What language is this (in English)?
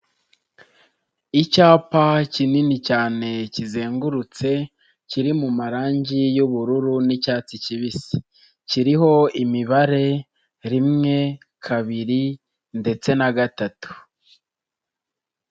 Kinyarwanda